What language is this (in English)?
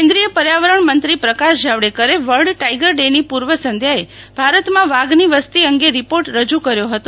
Gujarati